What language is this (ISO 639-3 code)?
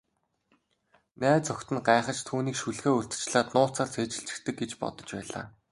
mon